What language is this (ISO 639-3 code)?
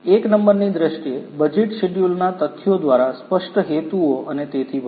guj